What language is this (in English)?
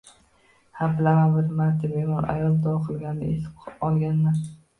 Uzbek